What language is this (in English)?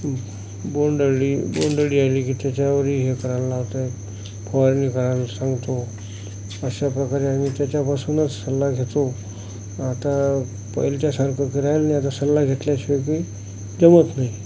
Marathi